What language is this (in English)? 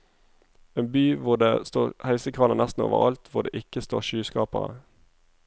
Norwegian